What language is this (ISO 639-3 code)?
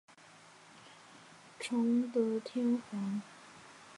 zho